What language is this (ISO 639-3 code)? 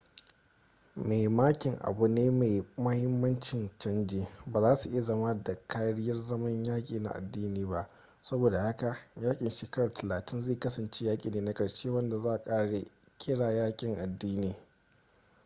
hau